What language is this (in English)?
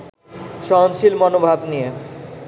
Bangla